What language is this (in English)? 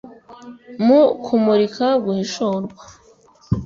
Kinyarwanda